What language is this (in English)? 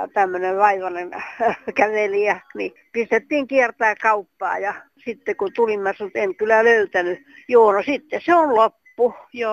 Finnish